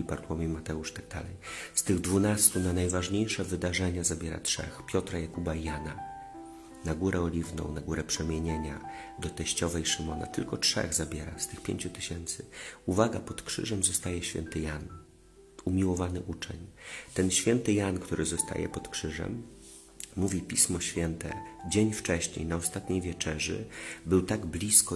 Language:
Polish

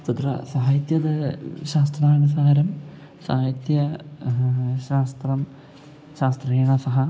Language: Sanskrit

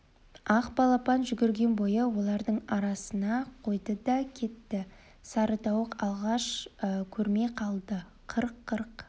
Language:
Kazakh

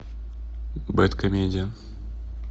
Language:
Russian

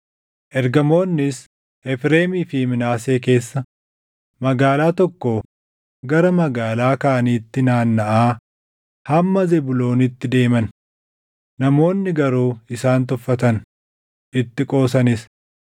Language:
Oromo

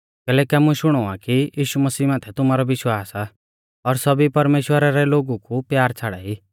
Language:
Mahasu Pahari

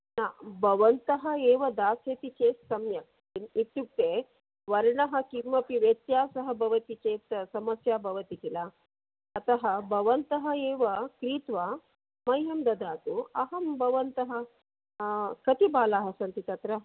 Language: Sanskrit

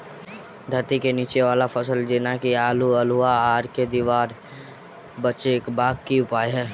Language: Maithili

